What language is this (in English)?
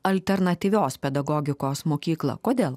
Lithuanian